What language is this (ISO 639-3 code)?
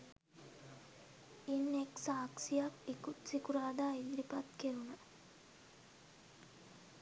sin